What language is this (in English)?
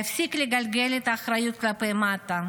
Hebrew